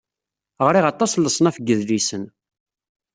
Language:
Kabyle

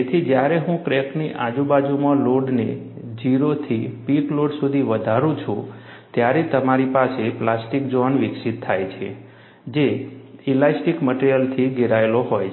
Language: Gujarati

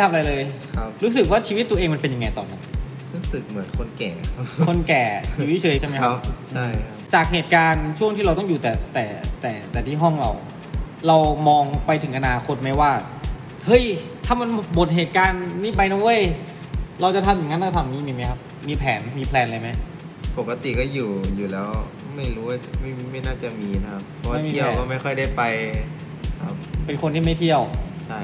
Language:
Thai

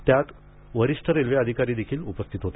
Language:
Marathi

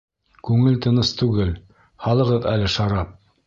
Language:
Bashkir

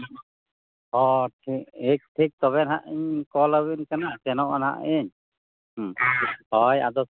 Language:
Santali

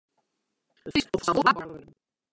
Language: Western Frisian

